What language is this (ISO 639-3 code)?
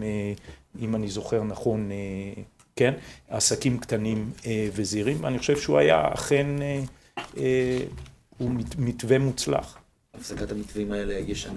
heb